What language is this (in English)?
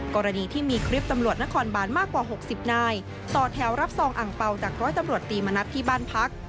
Thai